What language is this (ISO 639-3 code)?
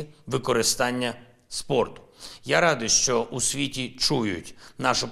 ukr